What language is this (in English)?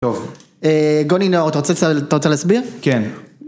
Hebrew